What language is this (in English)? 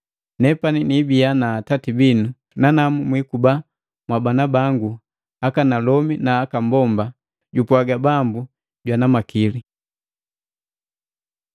Matengo